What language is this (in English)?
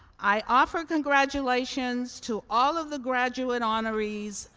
English